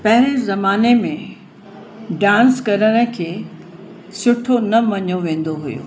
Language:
Sindhi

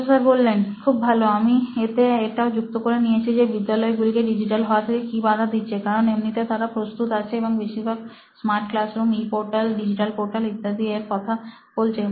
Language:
Bangla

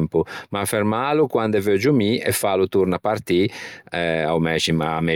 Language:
Ligurian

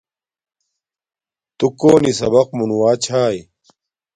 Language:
Domaaki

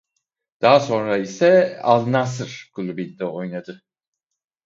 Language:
Turkish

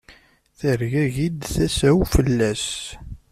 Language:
Kabyle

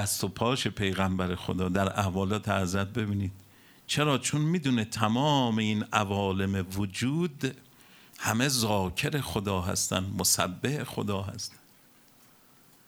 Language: Persian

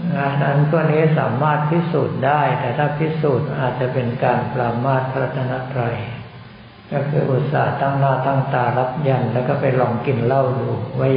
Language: Thai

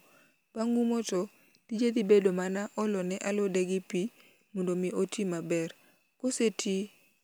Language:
Luo (Kenya and Tanzania)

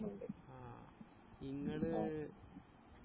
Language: Malayalam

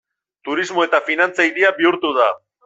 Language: Basque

